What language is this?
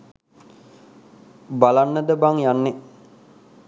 Sinhala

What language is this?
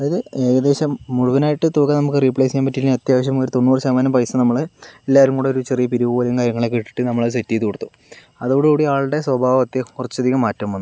Malayalam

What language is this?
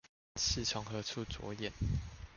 Chinese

